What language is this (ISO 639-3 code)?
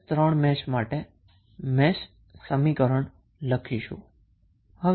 guj